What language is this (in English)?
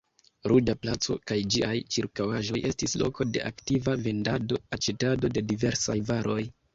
Esperanto